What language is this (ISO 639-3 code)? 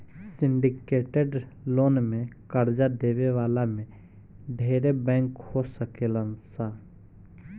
bho